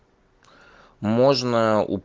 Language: Russian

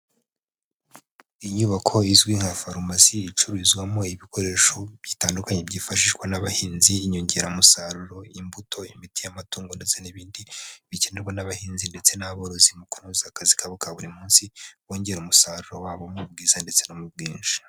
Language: Kinyarwanda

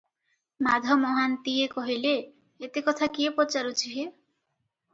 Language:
Odia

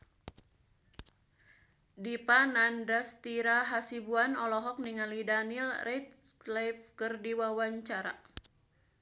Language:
Sundanese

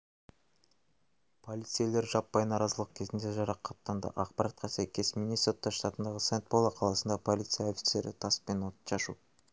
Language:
Kazakh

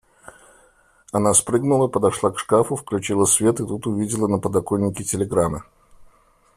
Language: Russian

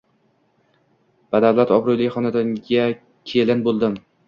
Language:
Uzbek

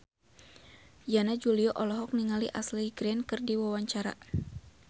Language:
Sundanese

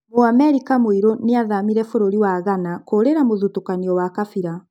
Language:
Kikuyu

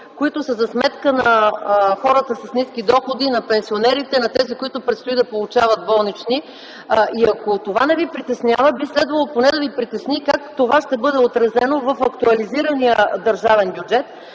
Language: Bulgarian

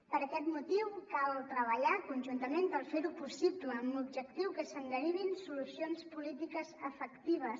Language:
Catalan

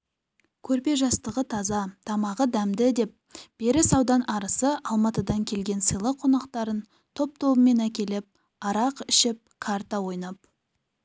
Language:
Kazakh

